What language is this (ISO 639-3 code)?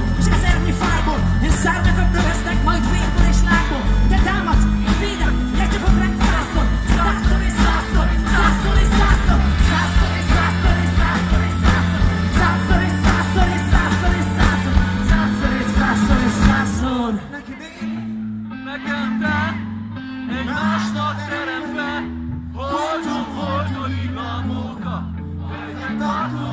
hun